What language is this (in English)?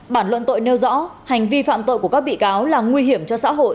Vietnamese